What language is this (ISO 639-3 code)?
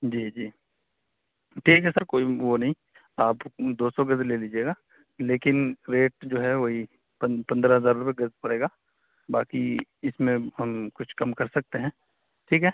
urd